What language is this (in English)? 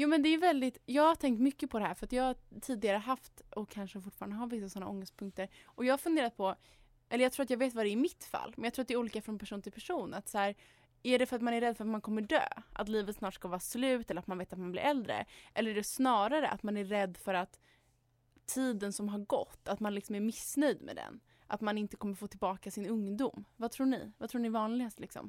Swedish